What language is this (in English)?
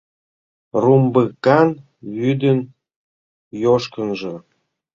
Mari